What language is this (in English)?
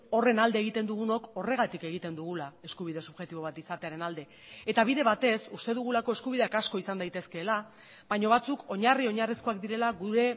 Basque